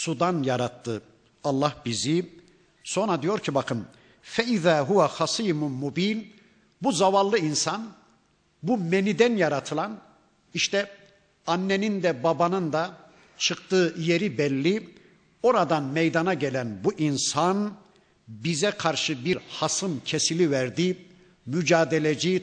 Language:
Turkish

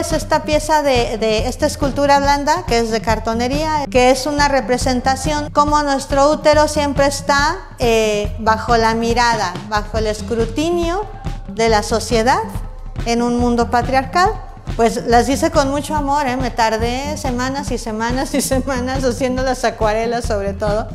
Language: Spanish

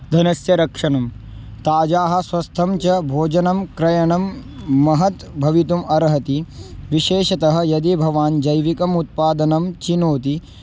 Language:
Sanskrit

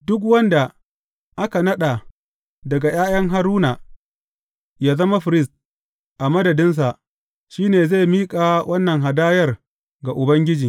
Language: Hausa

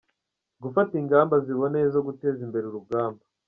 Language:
Kinyarwanda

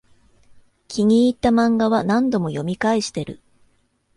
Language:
Japanese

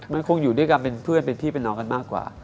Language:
Thai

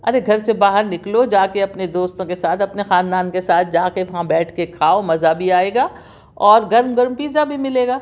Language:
Urdu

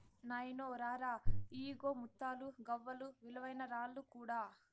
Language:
Telugu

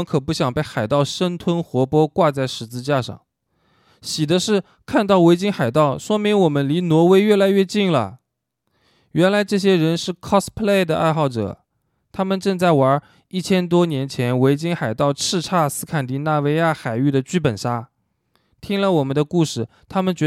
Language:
Chinese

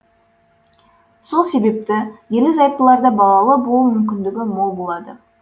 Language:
Kazakh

